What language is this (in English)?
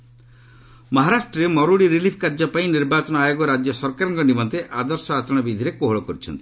Odia